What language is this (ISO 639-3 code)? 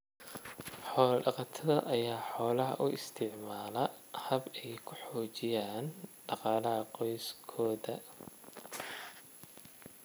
som